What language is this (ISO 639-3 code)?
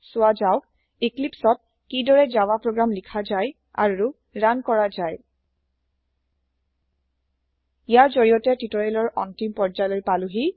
asm